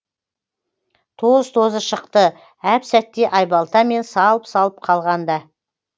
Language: Kazakh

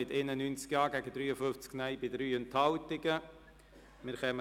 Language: Swiss German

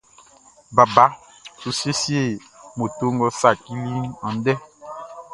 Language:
Baoulé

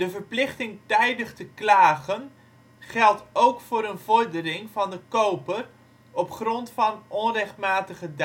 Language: Dutch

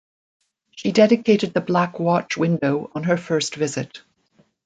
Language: English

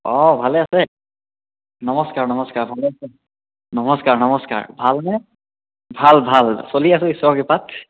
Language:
Assamese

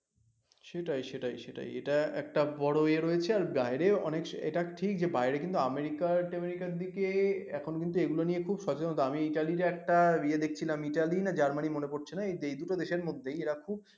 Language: Bangla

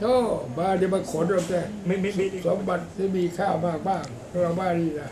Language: Thai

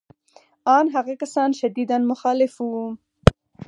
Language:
Pashto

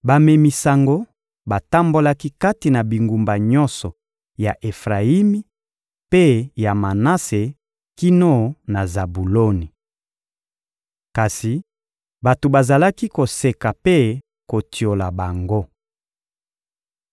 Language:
Lingala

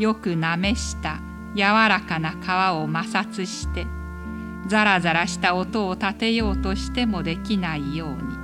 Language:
Japanese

